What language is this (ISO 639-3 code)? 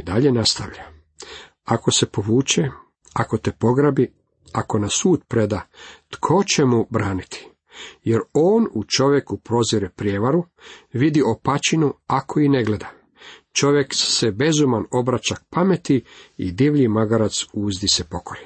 hrv